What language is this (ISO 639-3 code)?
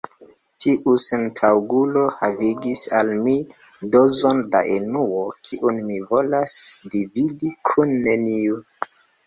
epo